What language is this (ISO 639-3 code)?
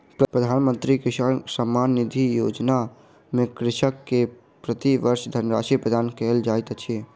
mai